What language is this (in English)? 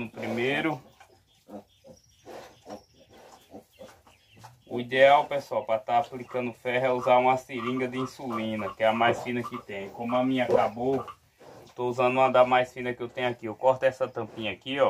Portuguese